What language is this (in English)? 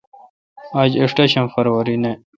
Kalkoti